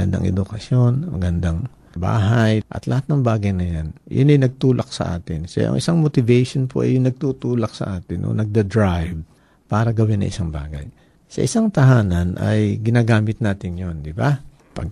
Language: Filipino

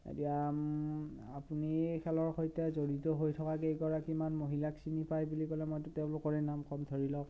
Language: Assamese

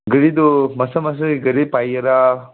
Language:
Manipuri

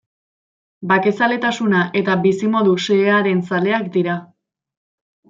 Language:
Basque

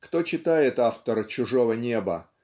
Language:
Russian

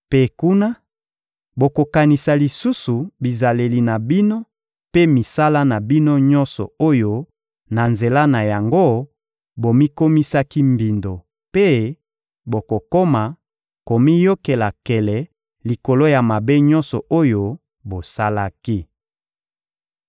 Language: Lingala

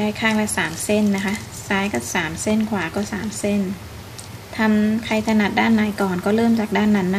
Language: Thai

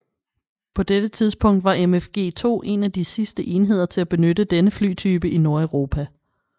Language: Danish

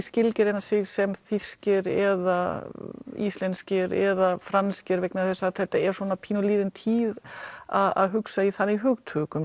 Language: Icelandic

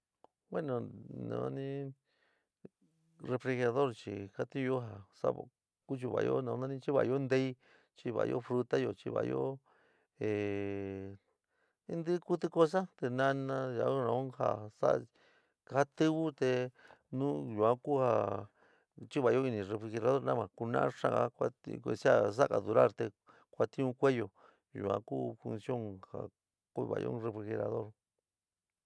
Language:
San Miguel El Grande Mixtec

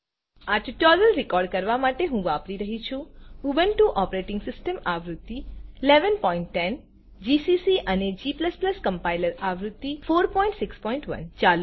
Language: Gujarati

